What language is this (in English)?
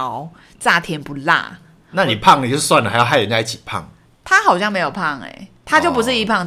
Chinese